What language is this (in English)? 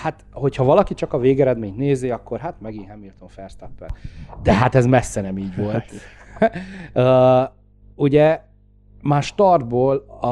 Hungarian